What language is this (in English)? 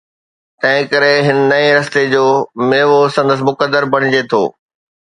Sindhi